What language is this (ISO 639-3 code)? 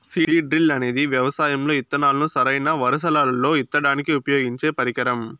tel